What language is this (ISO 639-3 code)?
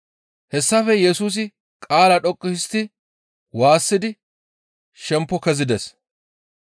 gmv